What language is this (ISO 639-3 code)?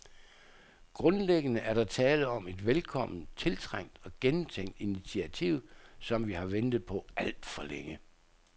dan